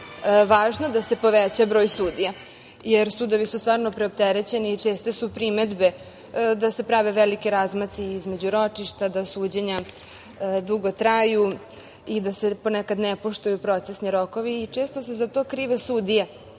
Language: Serbian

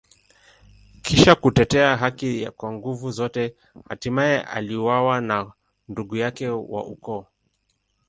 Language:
Swahili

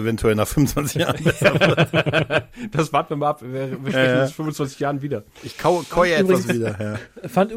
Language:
German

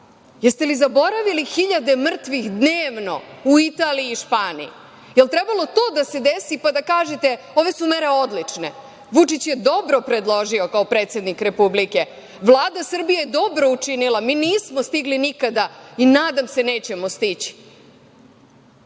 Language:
Serbian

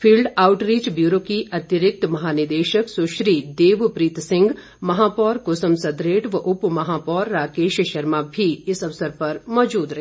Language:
Hindi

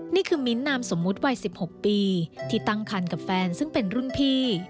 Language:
Thai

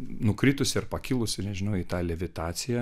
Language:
Lithuanian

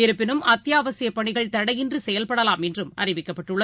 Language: Tamil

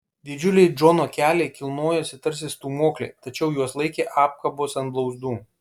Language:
Lithuanian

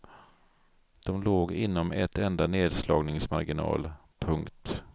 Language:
Swedish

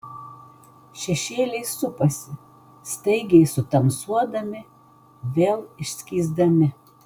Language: Lithuanian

